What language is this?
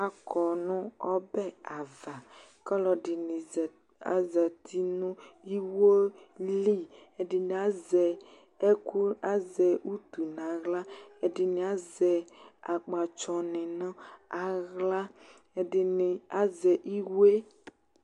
Ikposo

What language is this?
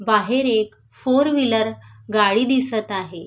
Marathi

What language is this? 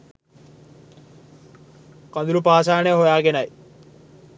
Sinhala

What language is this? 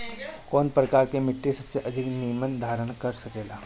Bhojpuri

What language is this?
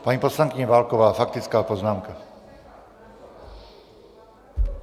Czech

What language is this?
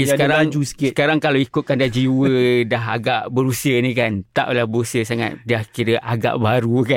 Malay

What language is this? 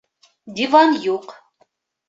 Bashkir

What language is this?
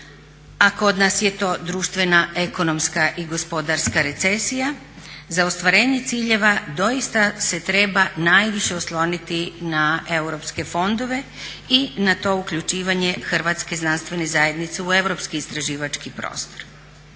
Croatian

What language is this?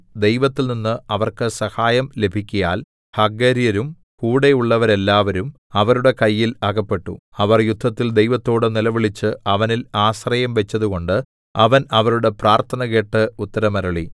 Malayalam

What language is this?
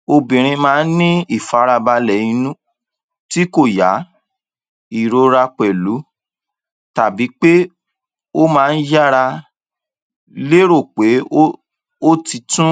Yoruba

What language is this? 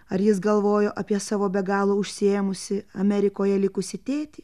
Lithuanian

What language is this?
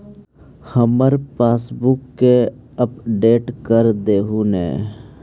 Magahi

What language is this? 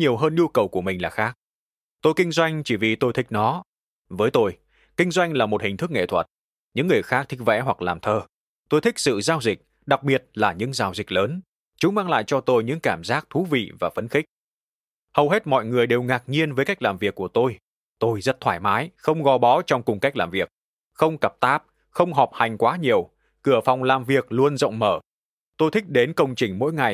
Vietnamese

